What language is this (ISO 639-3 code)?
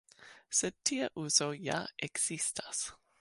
epo